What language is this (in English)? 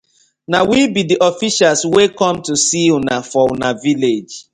Nigerian Pidgin